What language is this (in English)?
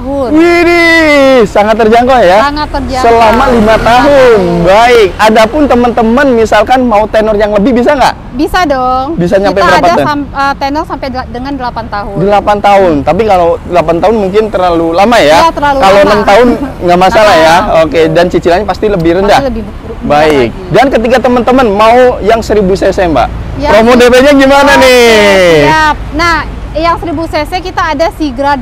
Indonesian